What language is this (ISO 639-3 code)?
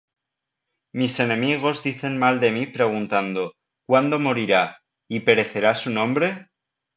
spa